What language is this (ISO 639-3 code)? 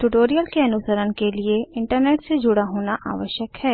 hin